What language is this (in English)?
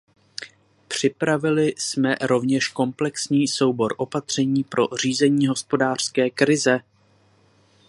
Czech